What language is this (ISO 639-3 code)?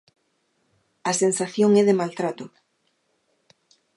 glg